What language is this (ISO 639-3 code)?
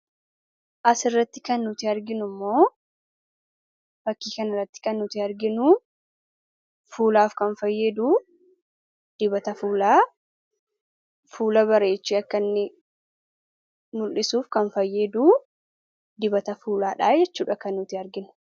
orm